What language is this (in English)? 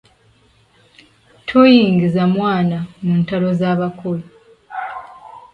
Ganda